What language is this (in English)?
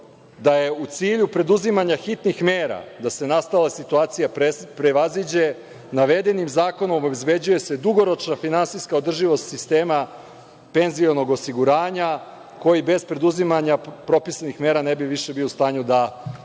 Serbian